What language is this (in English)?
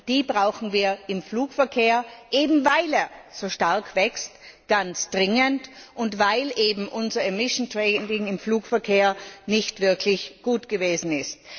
German